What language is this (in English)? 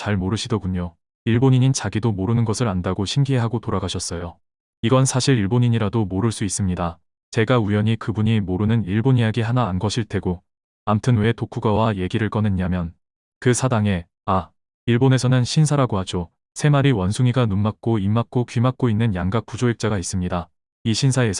Korean